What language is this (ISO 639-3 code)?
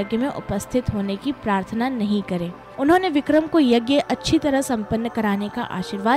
hin